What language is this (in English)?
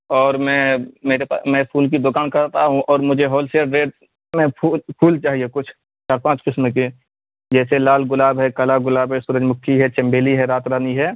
Urdu